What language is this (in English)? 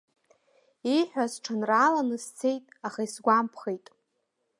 Abkhazian